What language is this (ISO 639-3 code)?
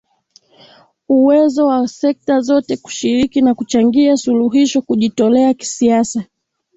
swa